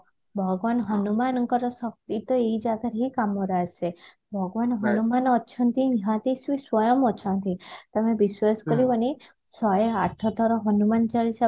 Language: Odia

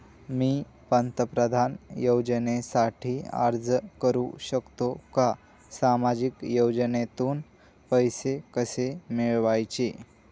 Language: Marathi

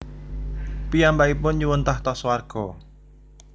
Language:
Javanese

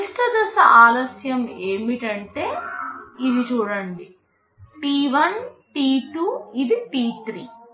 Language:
Telugu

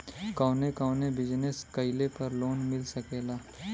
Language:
Bhojpuri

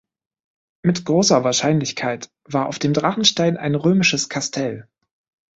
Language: German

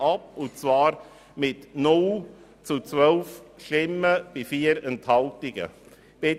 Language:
Swiss German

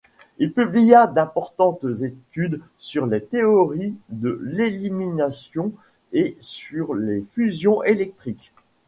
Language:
French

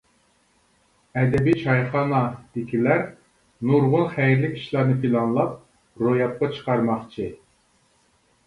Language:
Uyghur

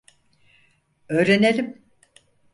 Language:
Turkish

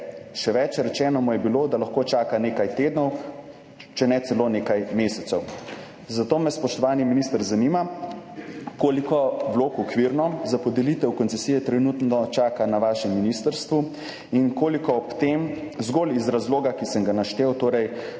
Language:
Slovenian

